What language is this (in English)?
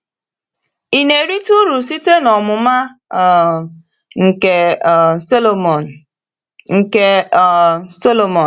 Igbo